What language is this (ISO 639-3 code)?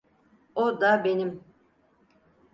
tur